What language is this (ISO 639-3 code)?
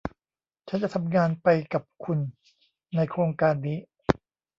tha